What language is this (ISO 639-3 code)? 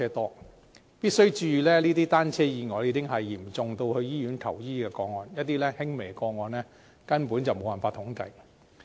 yue